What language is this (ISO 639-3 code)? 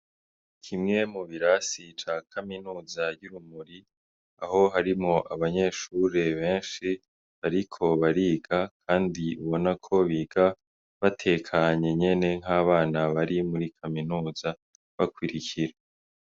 run